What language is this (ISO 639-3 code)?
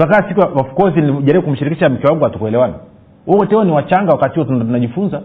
swa